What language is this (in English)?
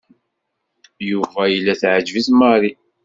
Kabyle